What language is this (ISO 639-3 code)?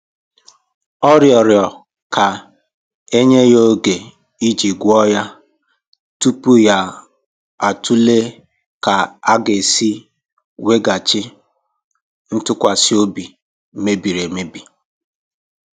ibo